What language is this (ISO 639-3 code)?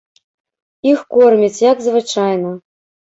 bel